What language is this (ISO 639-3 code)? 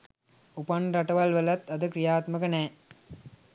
sin